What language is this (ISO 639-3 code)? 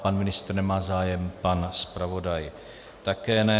ces